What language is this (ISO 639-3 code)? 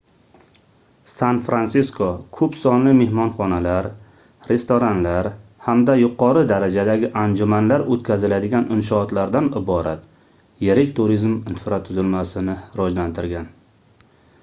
uzb